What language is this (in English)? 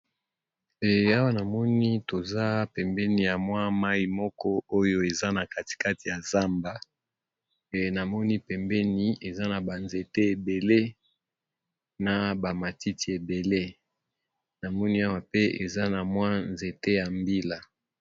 Lingala